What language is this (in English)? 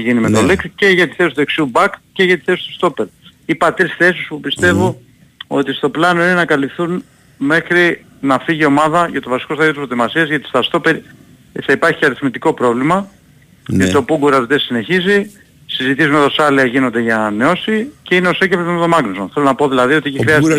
Greek